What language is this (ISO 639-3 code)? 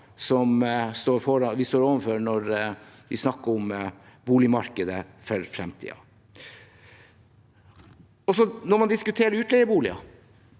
nor